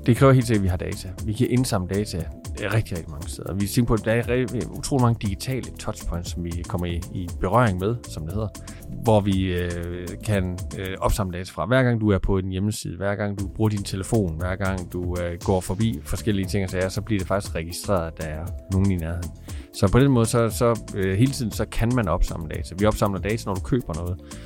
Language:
Danish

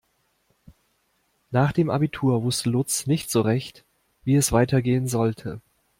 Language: German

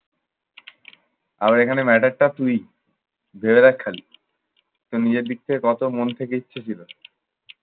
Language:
Bangla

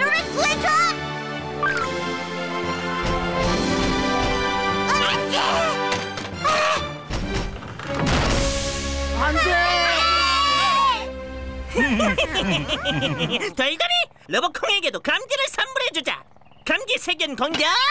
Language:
Korean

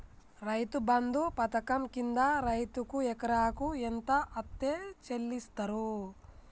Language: Telugu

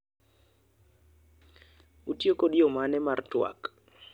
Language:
Luo (Kenya and Tanzania)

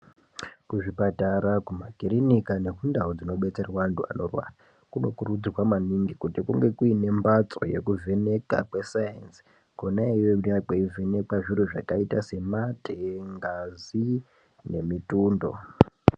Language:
Ndau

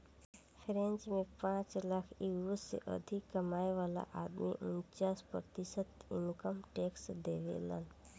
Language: Bhojpuri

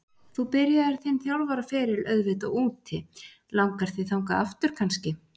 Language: Icelandic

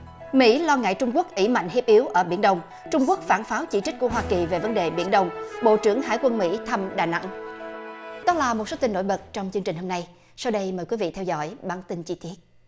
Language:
Vietnamese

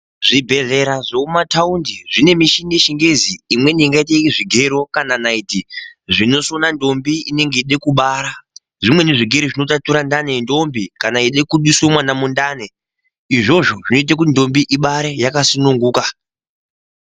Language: Ndau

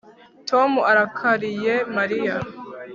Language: Kinyarwanda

